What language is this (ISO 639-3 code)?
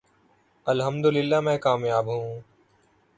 urd